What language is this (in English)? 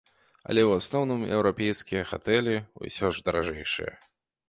Belarusian